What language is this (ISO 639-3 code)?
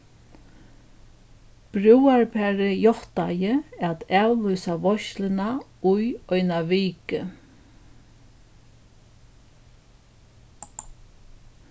fao